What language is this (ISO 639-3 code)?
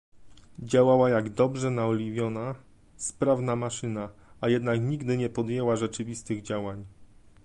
pol